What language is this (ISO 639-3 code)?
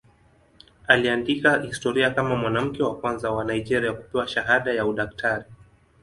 swa